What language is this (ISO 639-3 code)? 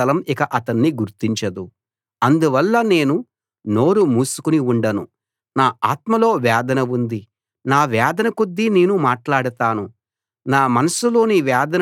tel